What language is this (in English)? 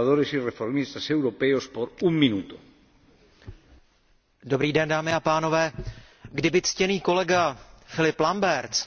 Czech